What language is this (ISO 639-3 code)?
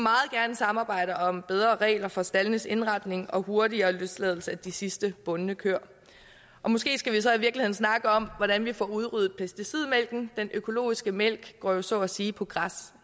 dan